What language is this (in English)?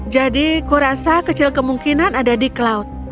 Indonesian